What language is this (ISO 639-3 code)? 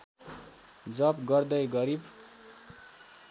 nep